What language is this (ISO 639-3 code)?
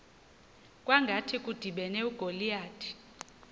xho